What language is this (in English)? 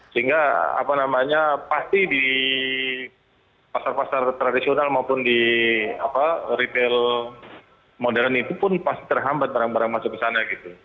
Indonesian